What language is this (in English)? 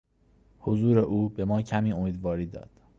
Persian